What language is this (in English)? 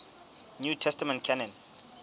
Southern Sotho